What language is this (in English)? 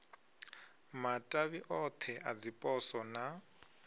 Venda